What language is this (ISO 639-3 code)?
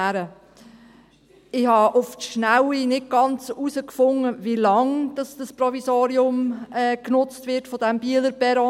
gsw